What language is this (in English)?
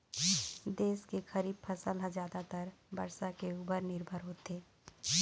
Chhattisgarhi